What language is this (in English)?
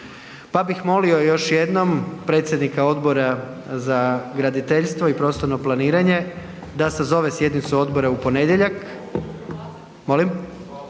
Croatian